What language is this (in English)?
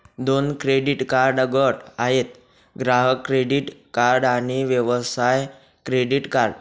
Marathi